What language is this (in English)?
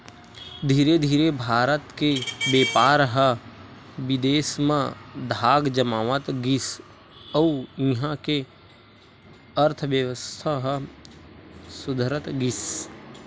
Chhattisgarhi